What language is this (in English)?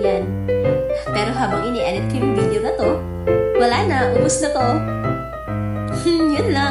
Filipino